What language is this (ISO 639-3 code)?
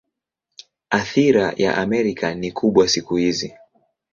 swa